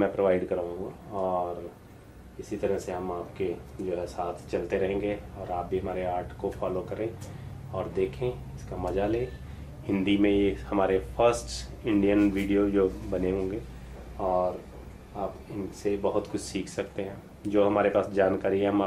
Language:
Hindi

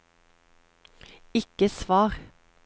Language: Norwegian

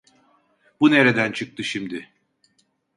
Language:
Turkish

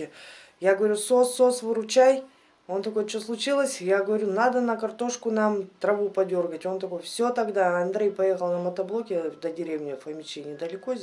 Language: Russian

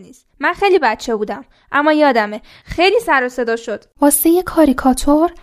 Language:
Persian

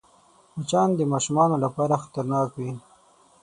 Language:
Pashto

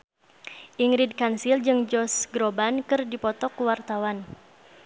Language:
Sundanese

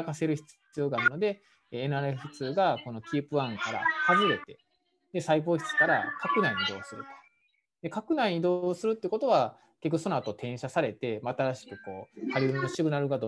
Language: Japanese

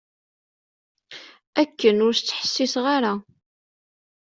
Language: Kabyle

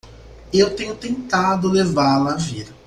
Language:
Portuguese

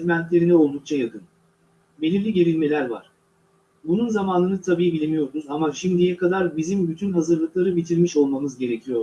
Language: Turkish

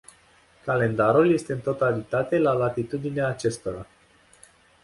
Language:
Romanian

